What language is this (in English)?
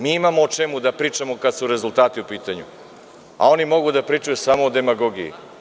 Serbian